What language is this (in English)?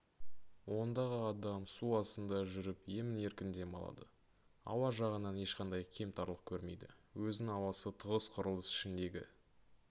Kazakh